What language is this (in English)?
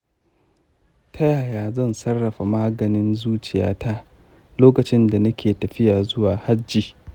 Hausa